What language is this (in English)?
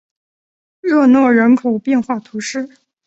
Chinese